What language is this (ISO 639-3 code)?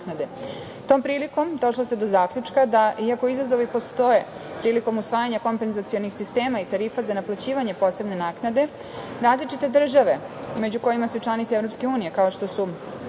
srp